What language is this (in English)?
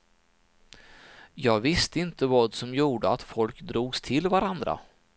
Swedish